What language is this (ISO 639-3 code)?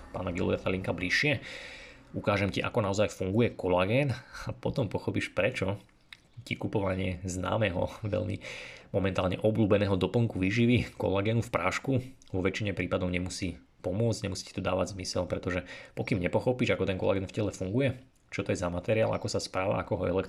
slk